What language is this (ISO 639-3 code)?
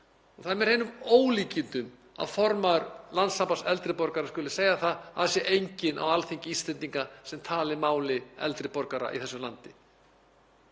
isl